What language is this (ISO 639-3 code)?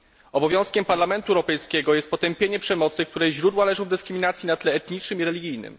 pol